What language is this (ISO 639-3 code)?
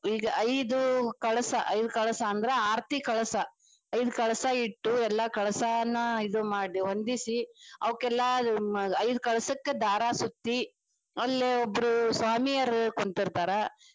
kan